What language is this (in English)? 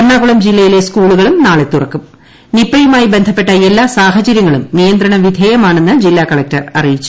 Malayalam